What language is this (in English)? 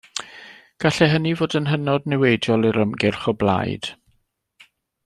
Welsh